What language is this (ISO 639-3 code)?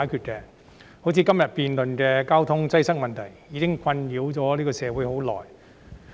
yue